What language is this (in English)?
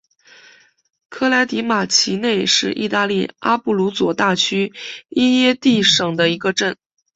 Chinese